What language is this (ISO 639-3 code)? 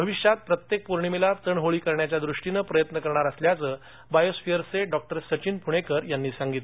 mar